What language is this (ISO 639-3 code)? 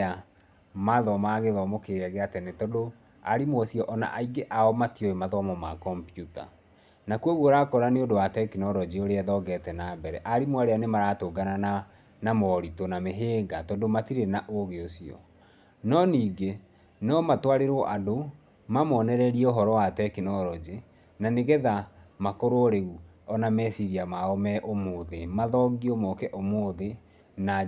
kik